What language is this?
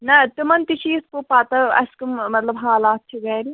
Kashmiri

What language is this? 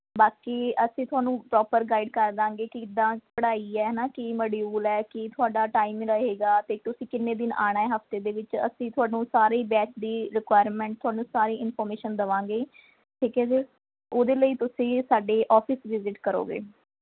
Punjabi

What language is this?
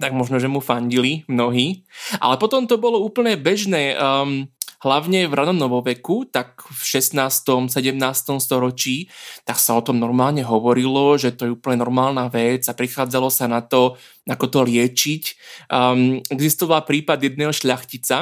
Slovak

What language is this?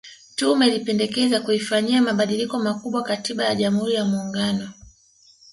Swahili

